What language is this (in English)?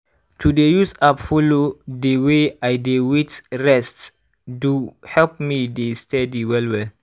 Nigerian Pidgin